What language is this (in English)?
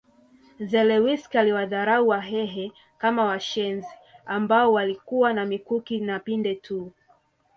Swahili